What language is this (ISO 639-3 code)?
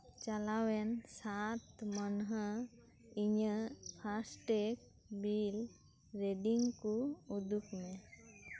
sat